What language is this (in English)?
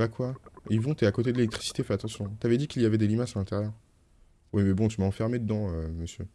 French